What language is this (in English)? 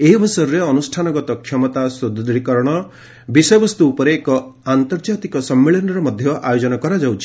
Odia